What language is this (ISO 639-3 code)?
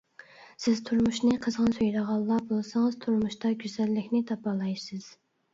uig